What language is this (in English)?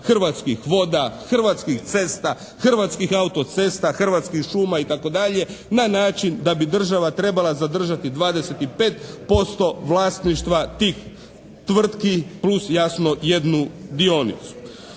Croatian